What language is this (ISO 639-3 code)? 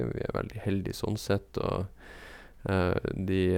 nor